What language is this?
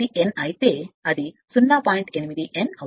Telugu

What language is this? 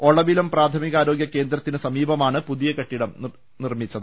Malayalam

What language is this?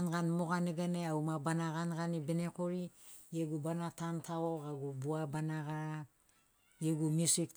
Sinaugoro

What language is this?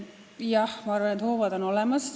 Estonian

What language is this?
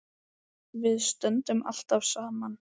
Icelandic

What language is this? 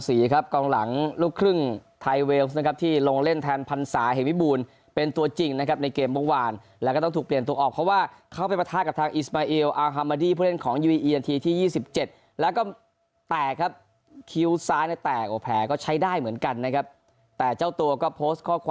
Thai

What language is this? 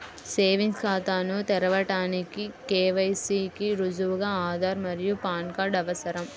Telugu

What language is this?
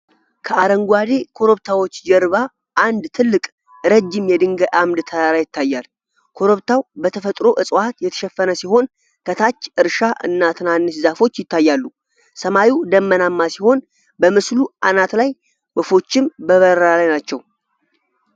Amharic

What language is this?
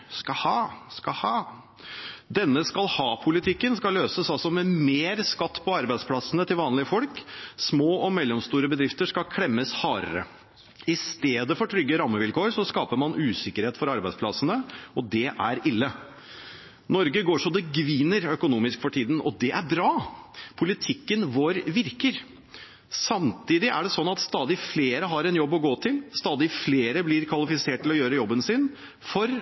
Norwegian Bokmål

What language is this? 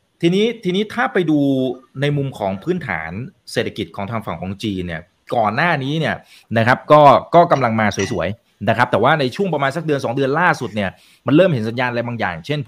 Thai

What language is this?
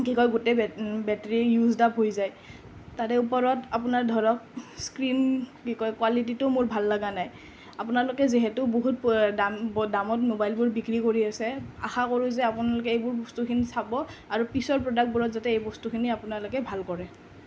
Assamese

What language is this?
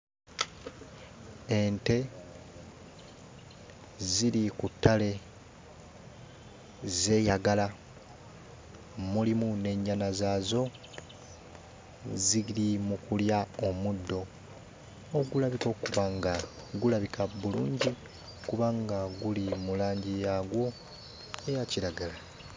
Ganda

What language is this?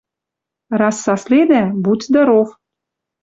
Western Mari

